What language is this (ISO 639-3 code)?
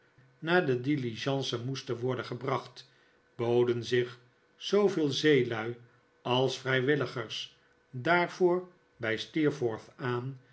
nld